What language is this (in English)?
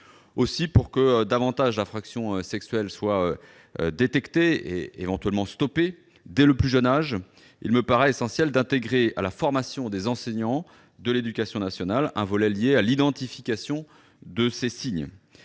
French